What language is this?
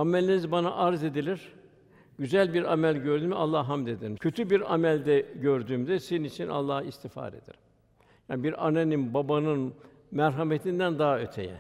Turkish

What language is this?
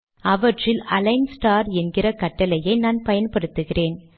Tamil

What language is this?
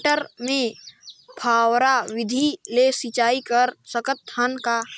Chhattisgarhi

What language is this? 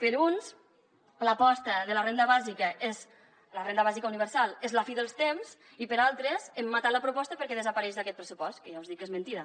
Catalan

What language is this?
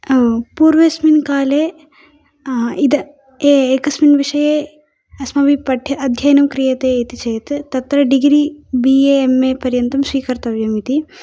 Sanskrit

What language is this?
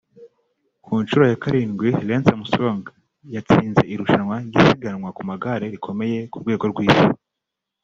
Kinyarwanda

